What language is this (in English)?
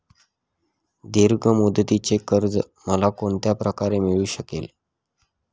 Marathi